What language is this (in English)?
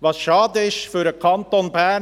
Swiss German